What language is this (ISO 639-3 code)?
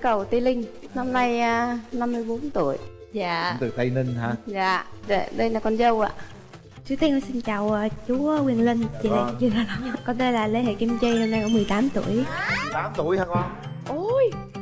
vie